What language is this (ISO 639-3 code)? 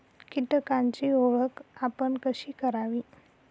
mar